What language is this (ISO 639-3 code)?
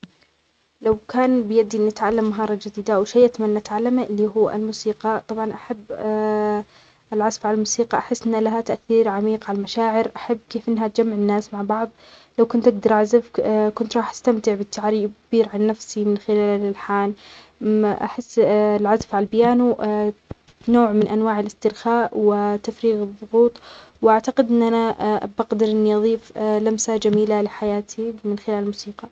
acx